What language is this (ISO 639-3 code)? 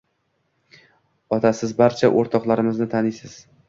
uzb